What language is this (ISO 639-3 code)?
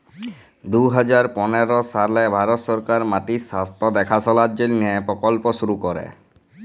ben